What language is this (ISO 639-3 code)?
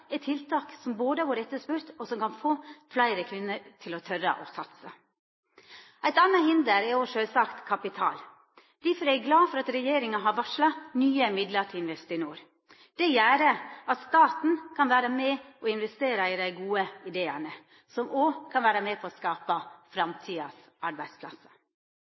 nno